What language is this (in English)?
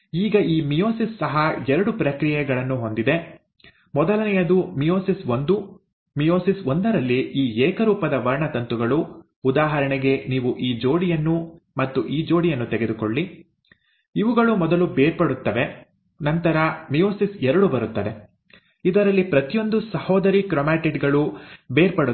Kannada